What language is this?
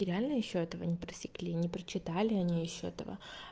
Russian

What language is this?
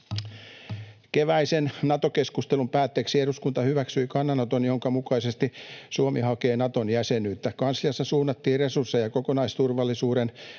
Finnish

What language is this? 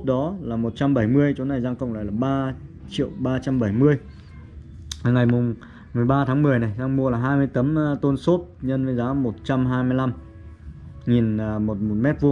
Vietnamese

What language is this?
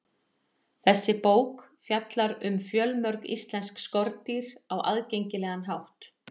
Icelandic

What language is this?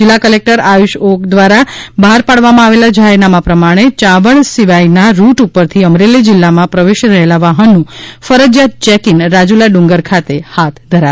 Gujarati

